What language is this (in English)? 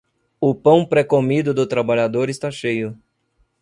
Portuguese